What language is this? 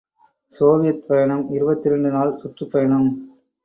Tamil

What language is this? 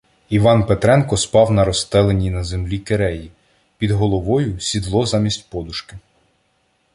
Ukrainian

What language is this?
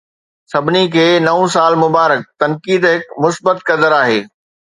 Sindhi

